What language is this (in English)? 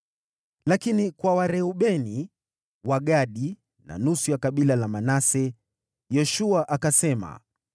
Swahili